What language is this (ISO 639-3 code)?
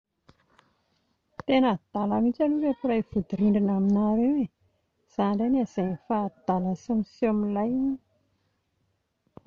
mlg